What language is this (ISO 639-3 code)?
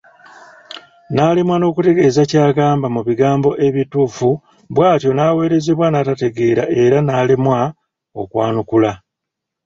lug